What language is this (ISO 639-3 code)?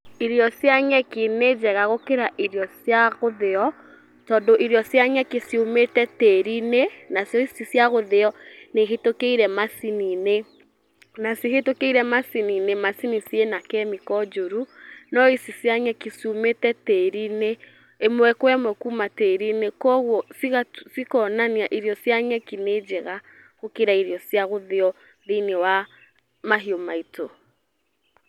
kik